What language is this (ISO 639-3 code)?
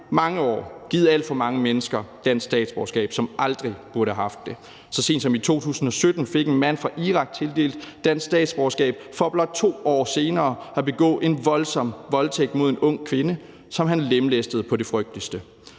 dan